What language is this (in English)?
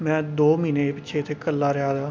Dogri